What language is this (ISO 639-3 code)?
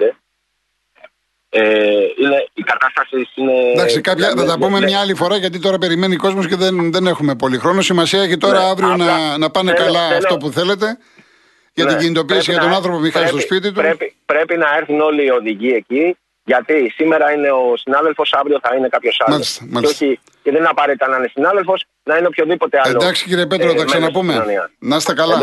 ell